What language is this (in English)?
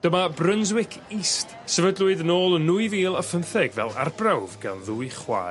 Welsh